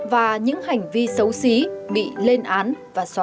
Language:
Vietnamese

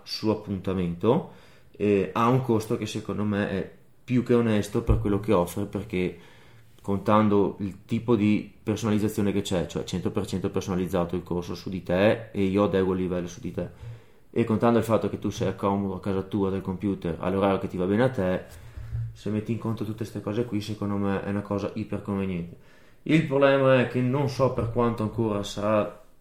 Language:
Italian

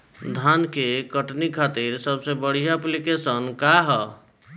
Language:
Bhojpuri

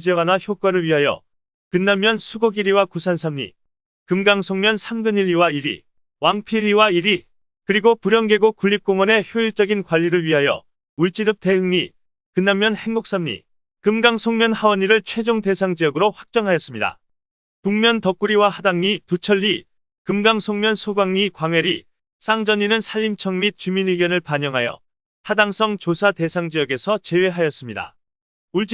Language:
Korean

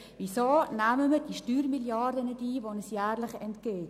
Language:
Swiss German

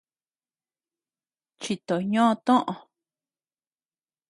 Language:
Tepeuxila Cuicatec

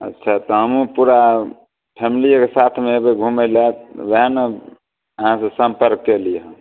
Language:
Maithili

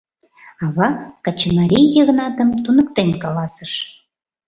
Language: Mari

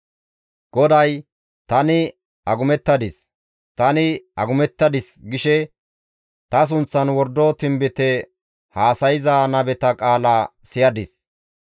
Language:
Gamo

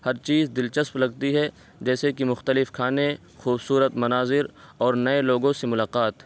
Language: Urdu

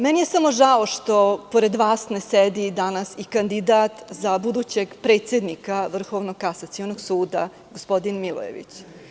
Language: Serbian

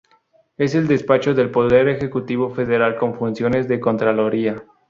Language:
Spanish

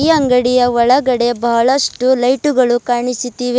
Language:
Kannada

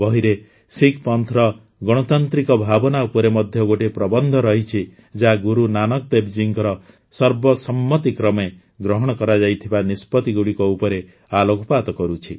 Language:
Odia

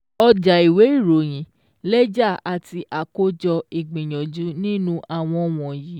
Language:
Yoruba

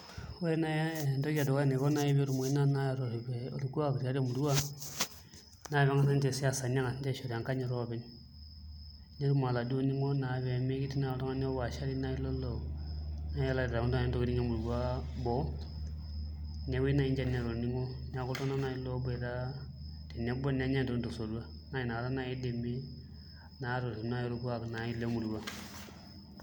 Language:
Masai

